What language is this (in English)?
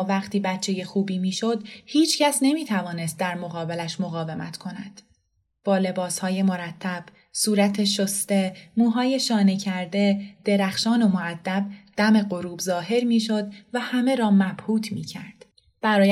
Persian